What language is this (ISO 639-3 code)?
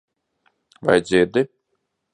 lav